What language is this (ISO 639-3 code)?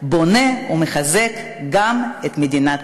heb